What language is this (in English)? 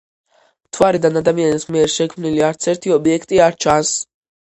Georgian